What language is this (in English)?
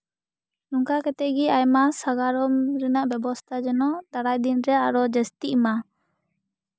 Santali